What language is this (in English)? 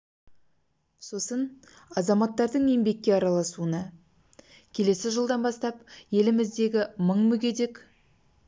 Kazakh